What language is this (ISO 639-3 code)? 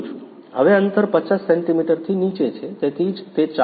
guj